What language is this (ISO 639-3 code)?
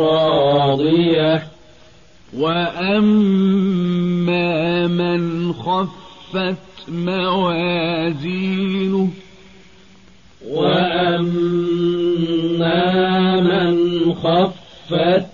ara